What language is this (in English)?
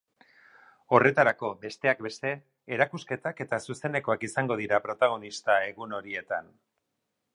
Basque